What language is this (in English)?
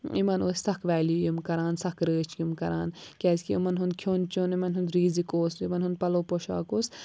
Kashmiri